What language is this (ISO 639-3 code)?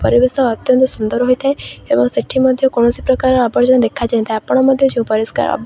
ori